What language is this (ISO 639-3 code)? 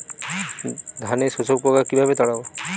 ben